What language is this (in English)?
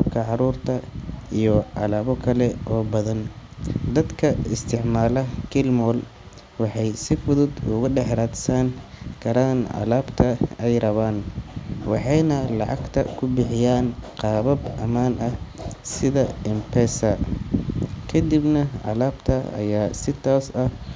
Somali